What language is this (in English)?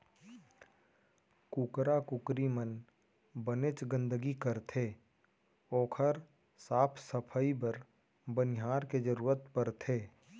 Chhattisgarhi